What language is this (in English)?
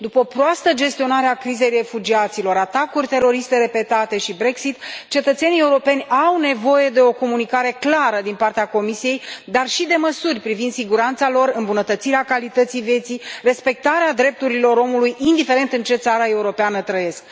Romanian